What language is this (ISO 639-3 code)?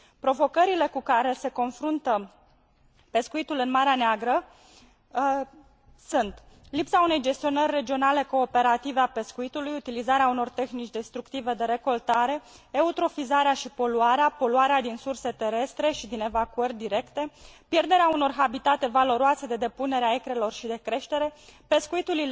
ron